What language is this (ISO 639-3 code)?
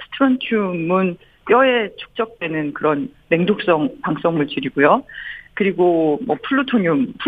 kor